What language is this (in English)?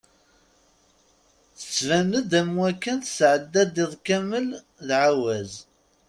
Kabyle